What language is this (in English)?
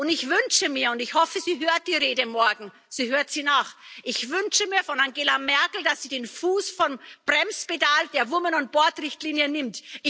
German